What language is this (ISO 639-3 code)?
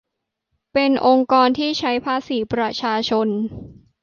tha